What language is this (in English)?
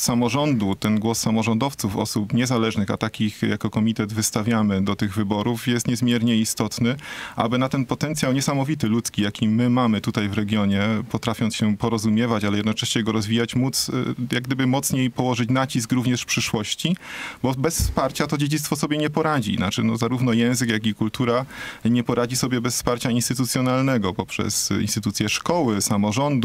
Polish